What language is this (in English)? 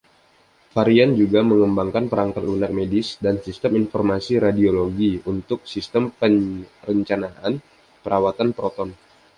Indonesian